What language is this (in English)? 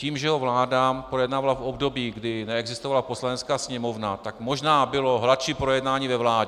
Czech